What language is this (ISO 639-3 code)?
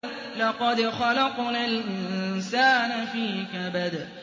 ara